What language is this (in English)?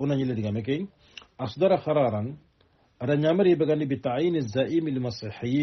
Arabic